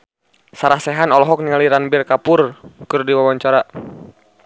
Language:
Sundanese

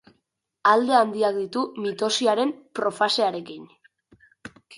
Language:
Basque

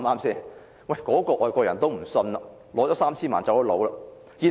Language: Cantonese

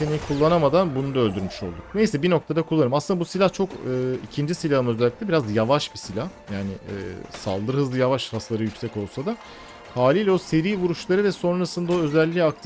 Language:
Turkish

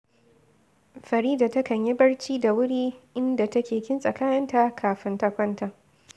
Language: Hausa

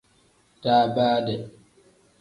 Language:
Tem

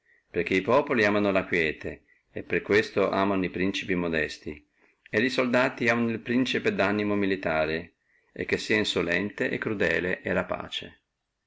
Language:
Italian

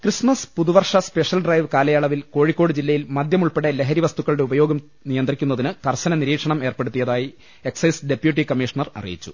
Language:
Malayalam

